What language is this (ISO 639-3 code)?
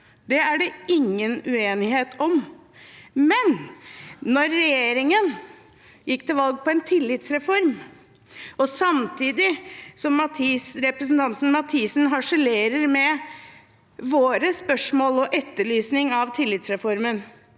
nor